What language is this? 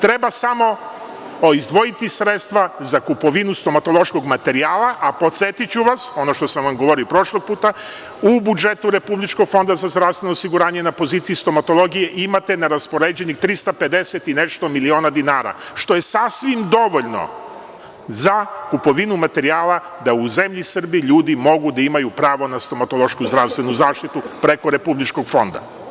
Serbian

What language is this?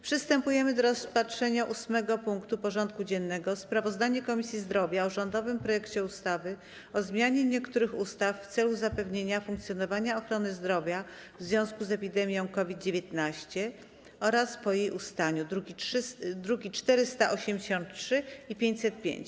Polish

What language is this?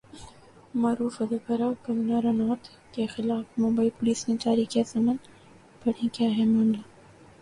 Urdu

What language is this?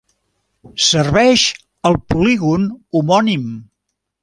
Catalan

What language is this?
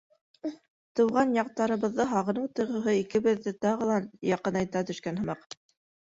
Bashkir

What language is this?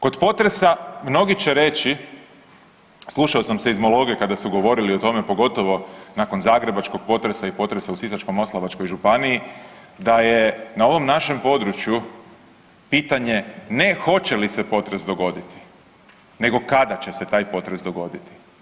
Croatian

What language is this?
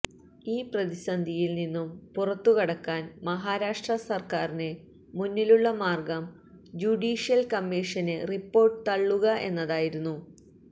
Malayalam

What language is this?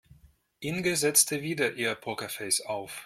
German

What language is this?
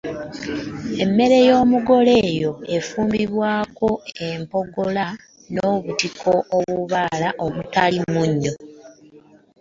Ganda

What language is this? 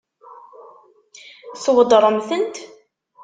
Kabyle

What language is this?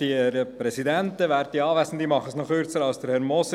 Swiss German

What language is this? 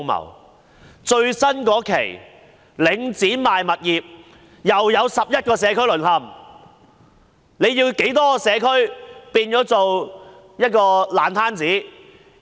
Cantonese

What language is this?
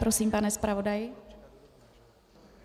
Czech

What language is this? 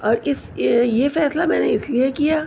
Urdu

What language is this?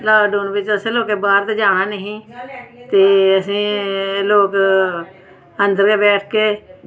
Dogri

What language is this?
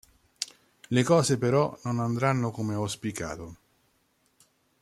Italian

